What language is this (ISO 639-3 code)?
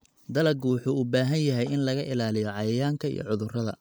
som